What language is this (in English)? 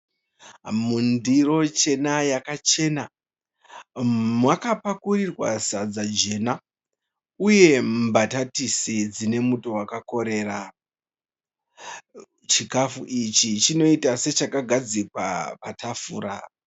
Shona